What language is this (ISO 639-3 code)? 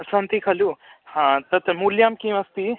san